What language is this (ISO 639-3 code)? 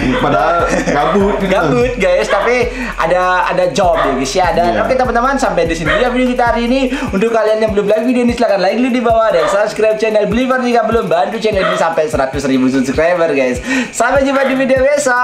ind